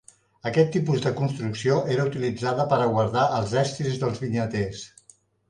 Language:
Catalan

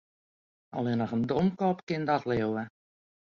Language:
Western Frisian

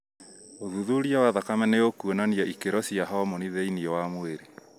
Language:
Kikuyu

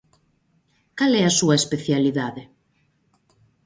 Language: Galician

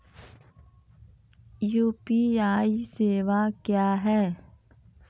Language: Maithili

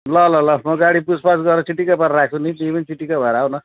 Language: Nepali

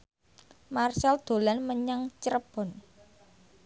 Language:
Javanese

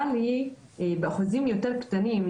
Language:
Hebrew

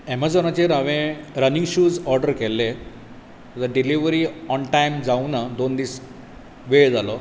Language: Konkani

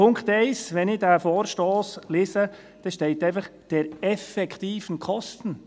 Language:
Swiss German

